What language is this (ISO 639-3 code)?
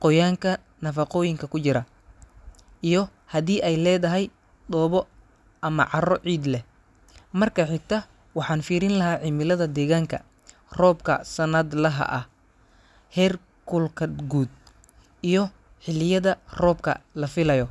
som